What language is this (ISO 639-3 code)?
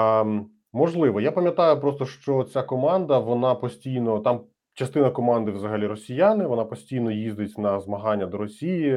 ukr